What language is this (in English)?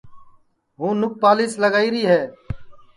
Sansi